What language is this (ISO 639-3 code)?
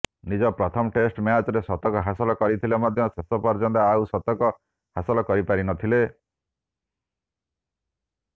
ori